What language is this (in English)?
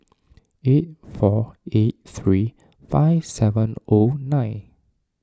English